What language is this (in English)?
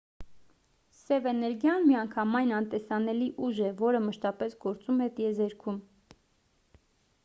Armenian